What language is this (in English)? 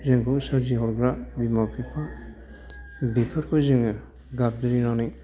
Bodo